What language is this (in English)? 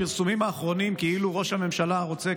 Hebrew